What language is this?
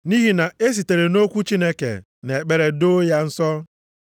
Igbo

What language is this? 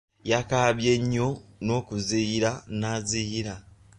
Ganda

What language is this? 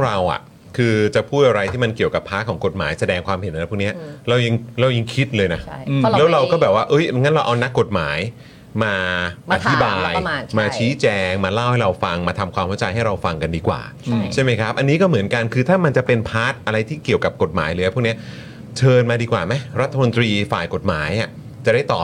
Thai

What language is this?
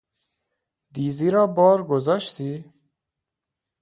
Persian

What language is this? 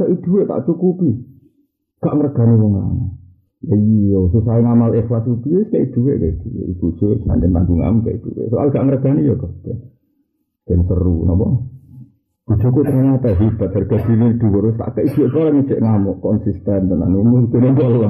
Malay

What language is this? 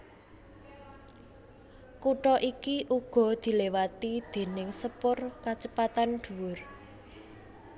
Javanese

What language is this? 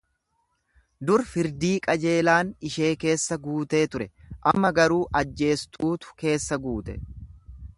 Oromo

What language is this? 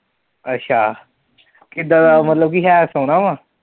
Punjabi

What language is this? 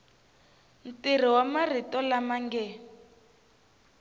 Tsonga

